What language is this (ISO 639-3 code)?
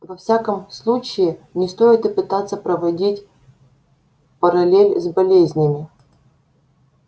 rus